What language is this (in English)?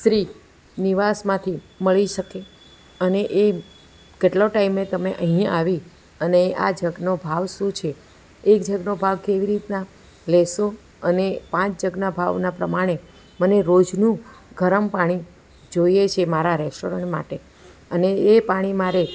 Gujarati